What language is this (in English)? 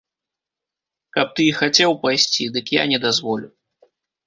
Belarusian